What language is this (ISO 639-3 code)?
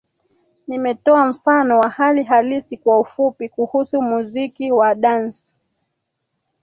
swa